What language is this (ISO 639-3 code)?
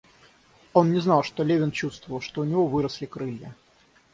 rus